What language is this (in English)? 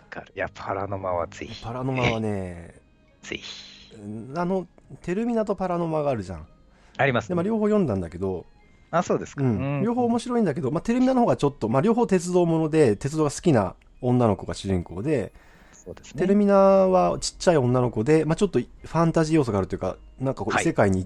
Japanese